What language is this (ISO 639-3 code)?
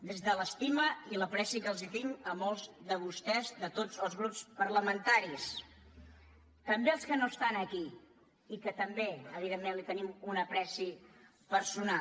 cat